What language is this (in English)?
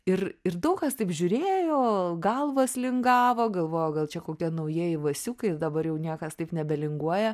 Lithuanian